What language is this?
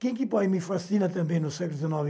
Portuguese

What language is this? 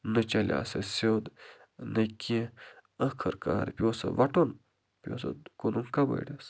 Kashmiri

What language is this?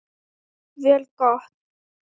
Icelandic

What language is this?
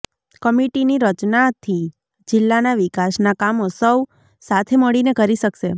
Gujarati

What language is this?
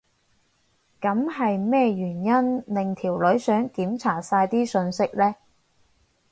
Cantonese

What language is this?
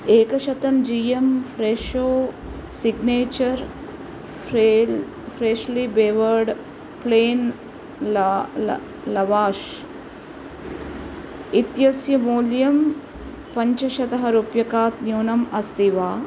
Sanskrit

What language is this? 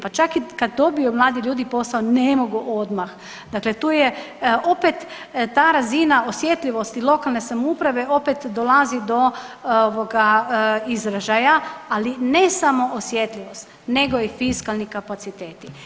Croatian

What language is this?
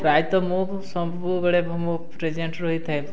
Odia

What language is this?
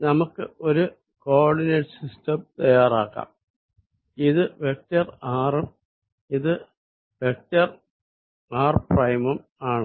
Malayalam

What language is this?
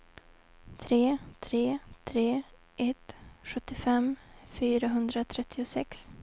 Swedish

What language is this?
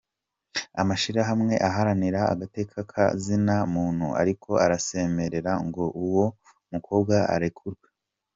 Kinyarwanda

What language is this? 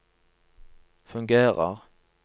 Norwegian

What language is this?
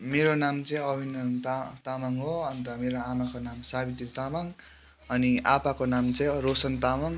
Nepali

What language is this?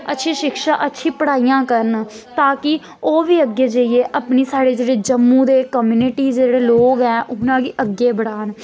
Dogri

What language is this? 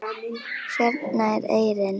Icelandic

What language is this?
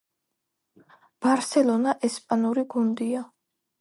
Georgian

